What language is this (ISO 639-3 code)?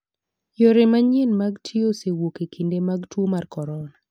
luo